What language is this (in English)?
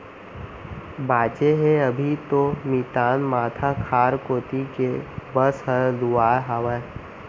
Chhattisgarhi